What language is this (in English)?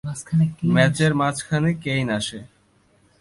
Bangla